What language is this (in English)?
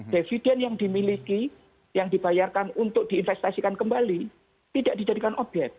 Indonesian